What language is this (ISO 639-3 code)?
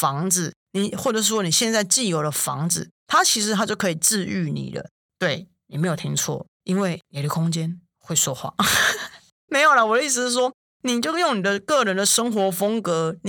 zho